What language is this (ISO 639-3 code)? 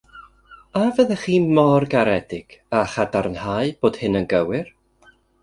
cym